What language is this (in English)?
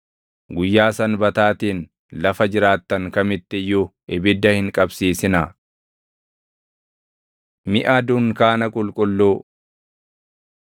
Oromo